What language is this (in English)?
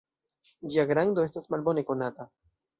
Esperanto